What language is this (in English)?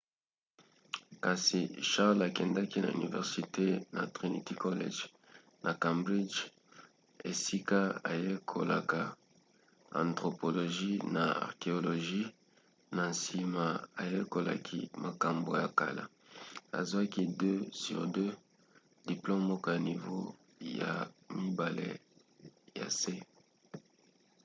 Lingala